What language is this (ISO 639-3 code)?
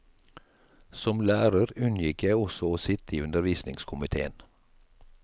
nor